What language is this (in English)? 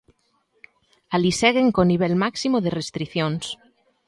Galician